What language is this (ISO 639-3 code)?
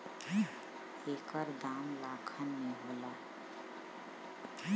bho